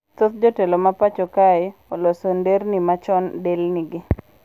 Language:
Luo (Kenya and Tanzania)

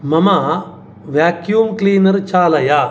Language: Sanskrit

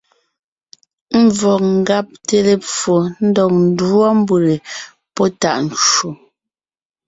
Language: Ngiemboon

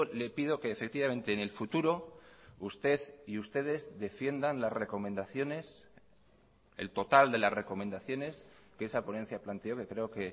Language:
Spanish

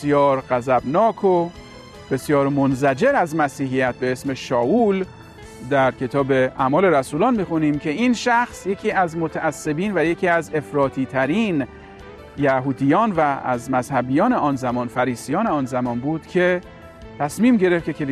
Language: Persian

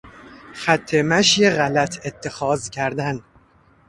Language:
Persian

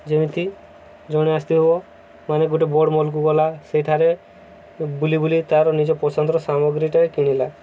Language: Odia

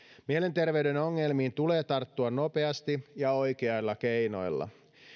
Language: Finnish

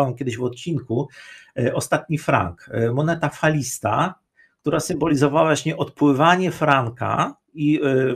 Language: Polish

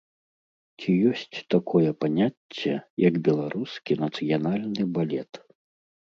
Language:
Belarusian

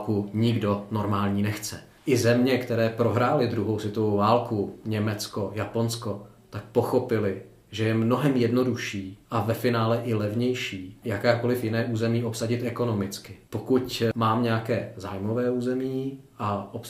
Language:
Czech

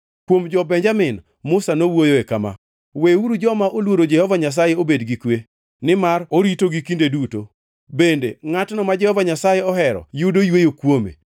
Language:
Luo (Kenya and Tanzania)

